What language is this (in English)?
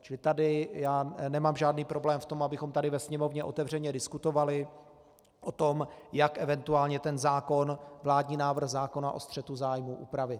Czech